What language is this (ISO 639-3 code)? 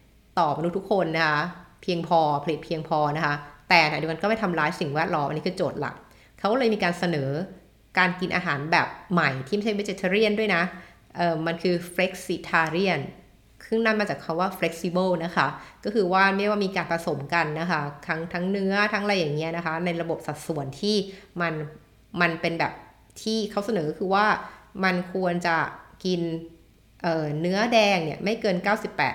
tha